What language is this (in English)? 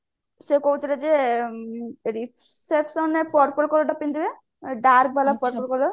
Odia